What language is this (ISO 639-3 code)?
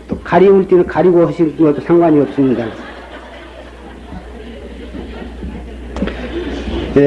kor